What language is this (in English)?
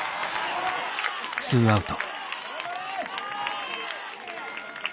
Japanese